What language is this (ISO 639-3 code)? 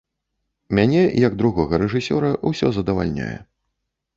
bel